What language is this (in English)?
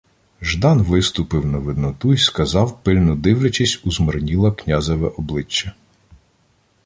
Ukrainian